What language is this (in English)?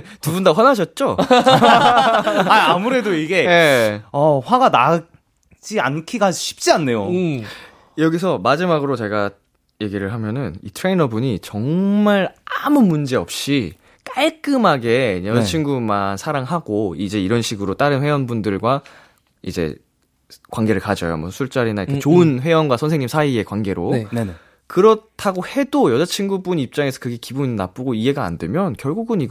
Korean